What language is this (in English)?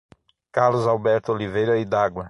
Portuguese